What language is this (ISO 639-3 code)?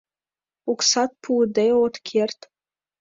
chm